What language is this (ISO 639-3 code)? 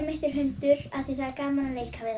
isl